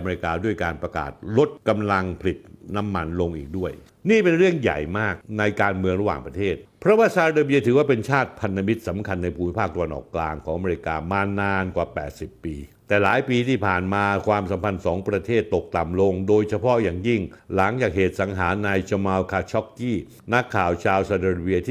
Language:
Thai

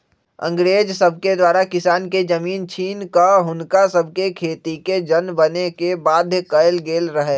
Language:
Magahi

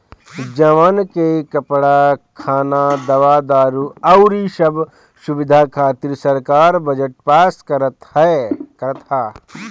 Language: Bhojpuri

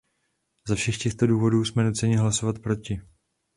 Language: Czech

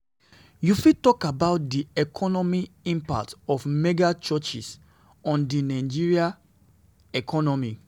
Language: Nigerian Pidgin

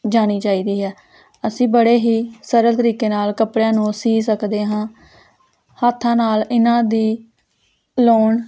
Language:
Punjabi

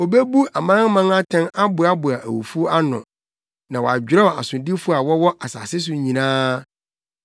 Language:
Akan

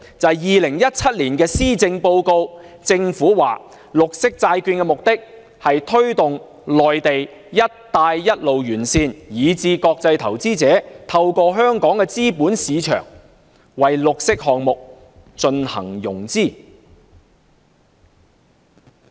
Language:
Cantonese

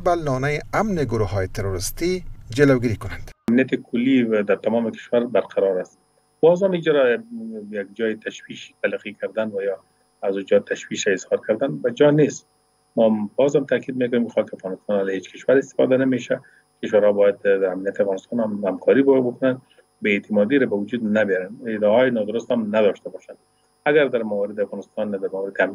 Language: Persian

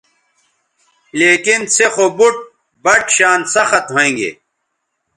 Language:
Bateri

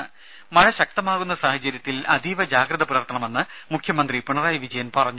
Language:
Malayalam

